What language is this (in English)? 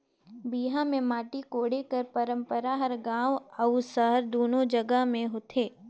Chhattisgarhi